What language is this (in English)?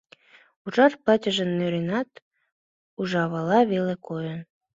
Mari